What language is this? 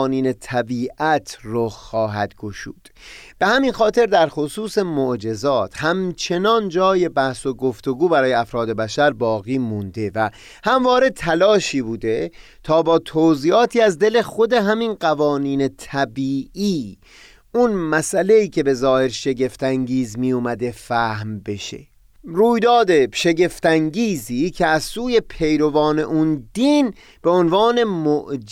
Persian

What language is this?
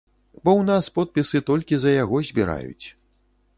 Belarusian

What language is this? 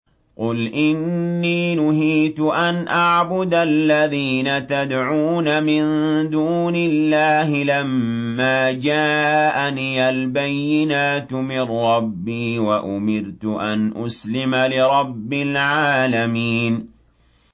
Arabic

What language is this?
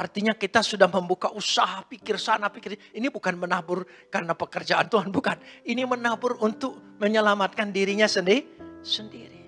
Indonesian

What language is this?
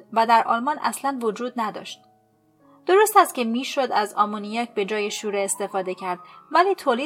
Persian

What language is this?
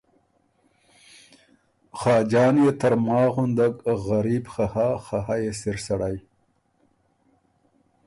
Ormuri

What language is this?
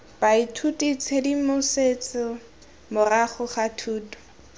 Tswana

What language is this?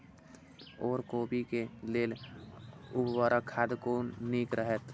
Maithili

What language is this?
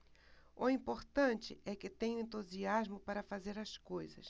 Portuguese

